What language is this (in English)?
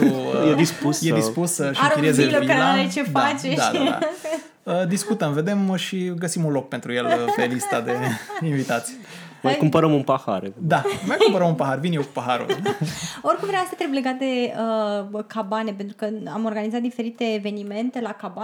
Romanian